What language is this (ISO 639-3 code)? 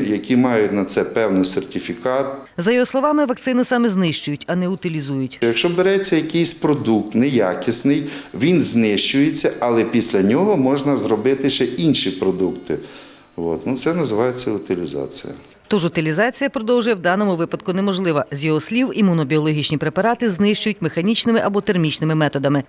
ukr